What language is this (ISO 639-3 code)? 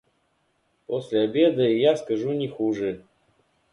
rus